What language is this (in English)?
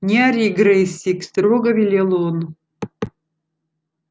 Russian